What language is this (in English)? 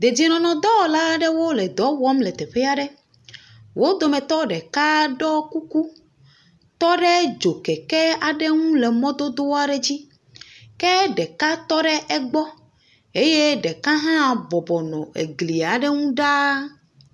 Ewe